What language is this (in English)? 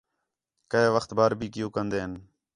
Khetrani